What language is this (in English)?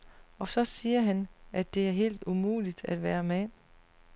Danish